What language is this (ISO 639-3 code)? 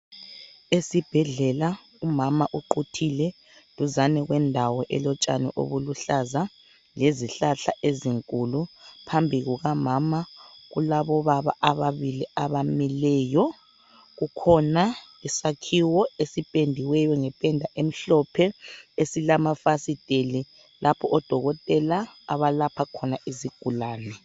nde